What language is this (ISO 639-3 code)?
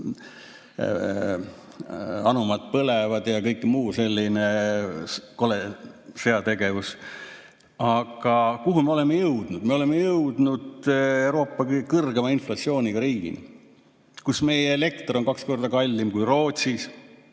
est